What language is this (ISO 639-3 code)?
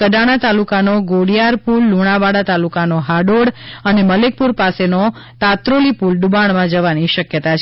guj